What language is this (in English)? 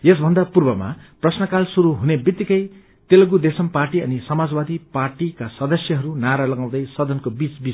Nepali